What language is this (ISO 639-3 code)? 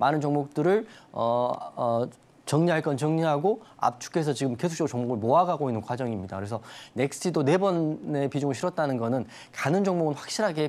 kor